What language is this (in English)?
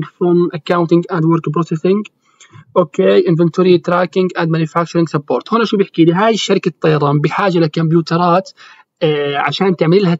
Arabic